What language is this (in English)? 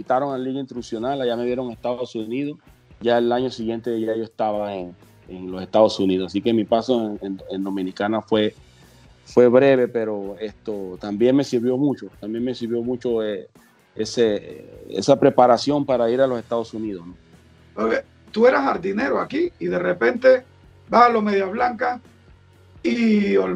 Spanish